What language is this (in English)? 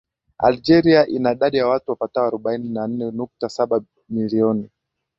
Swahili